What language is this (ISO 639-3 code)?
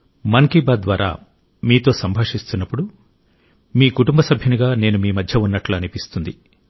tel